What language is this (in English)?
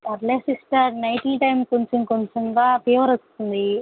Telugu